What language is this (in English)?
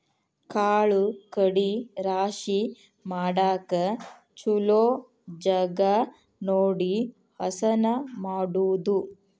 Kannada